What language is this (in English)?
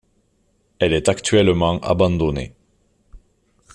French